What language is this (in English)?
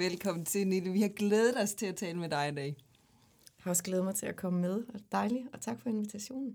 Danish